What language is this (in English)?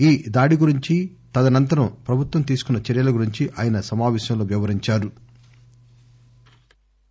Telugu